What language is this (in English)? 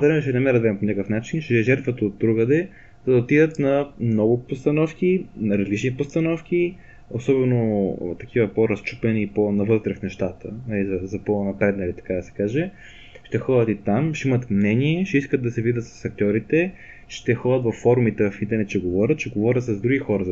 Bulgarian